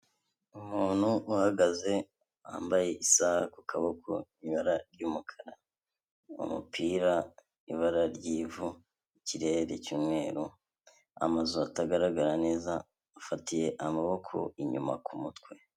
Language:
Kinyarwanda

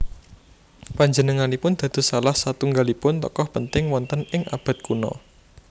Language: Javanese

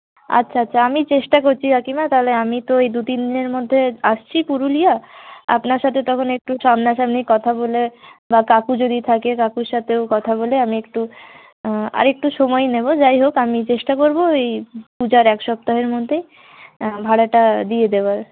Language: Bangla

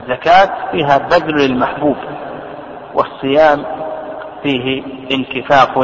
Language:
Arabic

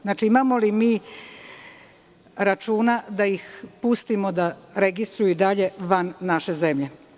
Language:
Serbian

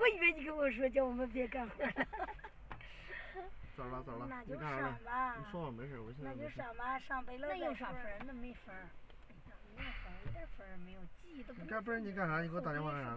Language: Chinese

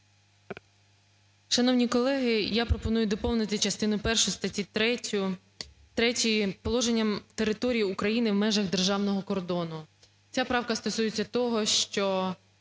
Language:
Ukrainian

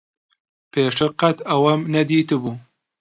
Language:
Central Kurdish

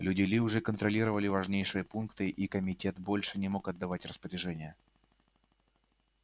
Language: Russian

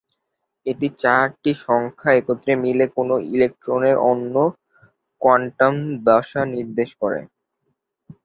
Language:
Bangla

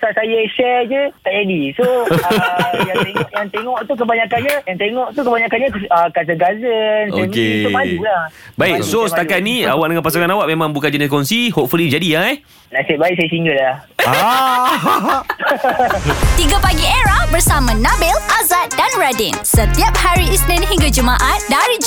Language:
Malay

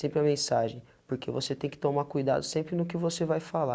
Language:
Portuguese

